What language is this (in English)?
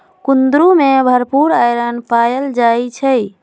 Magahi